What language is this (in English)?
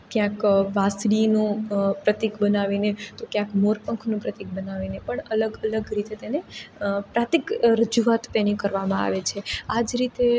Gujarati